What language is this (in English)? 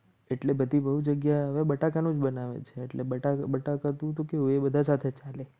Gujarati